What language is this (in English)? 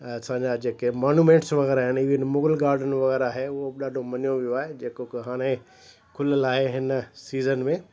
Sindhi